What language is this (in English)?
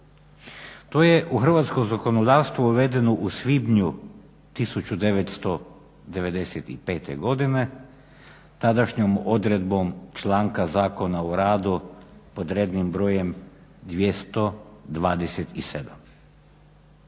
Croatian